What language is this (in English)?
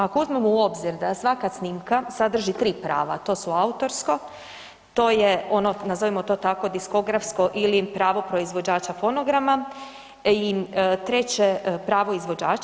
Croatian